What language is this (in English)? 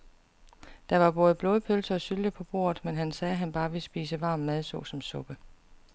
Danish